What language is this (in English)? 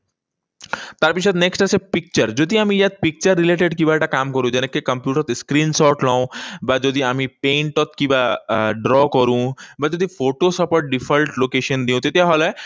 Assamese